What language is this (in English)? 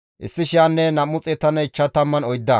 Gamo